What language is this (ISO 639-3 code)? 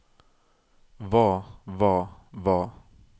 nor